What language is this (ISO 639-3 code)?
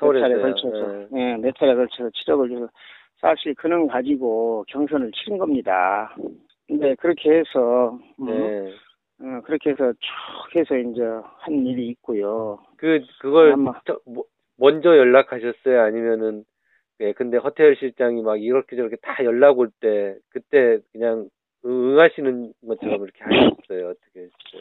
kor